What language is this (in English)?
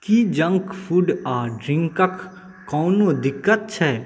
Maithili